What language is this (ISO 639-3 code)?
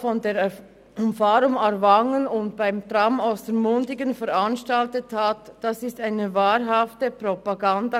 gsw